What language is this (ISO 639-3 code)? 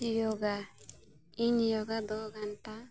sat